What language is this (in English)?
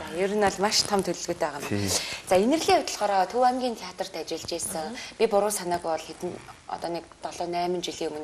Romanian